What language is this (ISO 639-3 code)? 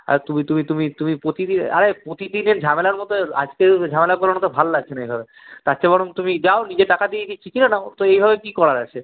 ben